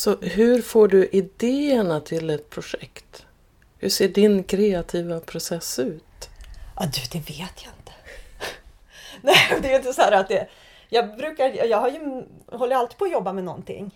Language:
Swedish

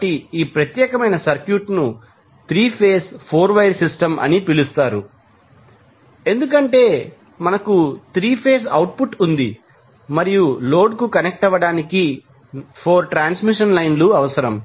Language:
Telugu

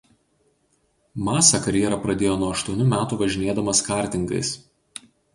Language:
Lithuanian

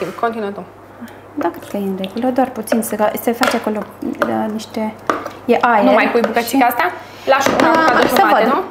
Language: Romanian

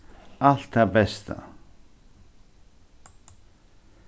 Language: Faroese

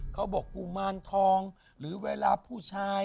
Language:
Thai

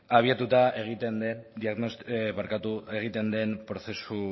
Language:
Basque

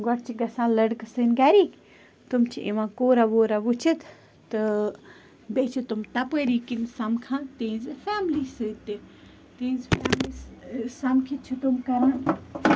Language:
Kashmiri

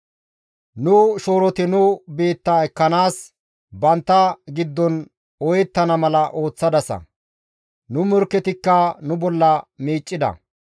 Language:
Gamo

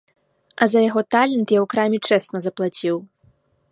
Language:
Belarusian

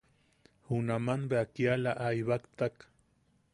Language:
Yaqui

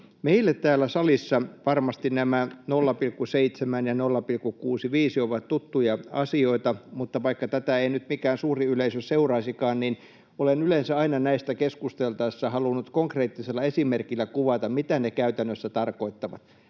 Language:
Finnish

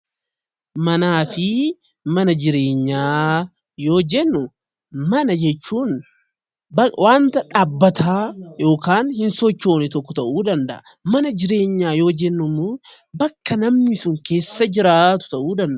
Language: Oromo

